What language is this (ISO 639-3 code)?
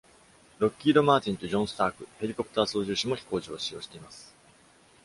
jpn